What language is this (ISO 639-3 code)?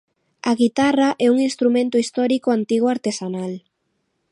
glg